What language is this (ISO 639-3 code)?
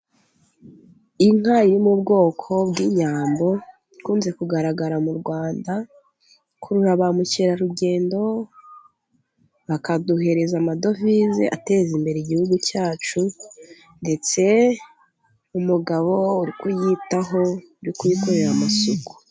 kin